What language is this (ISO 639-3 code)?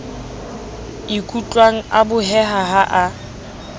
sot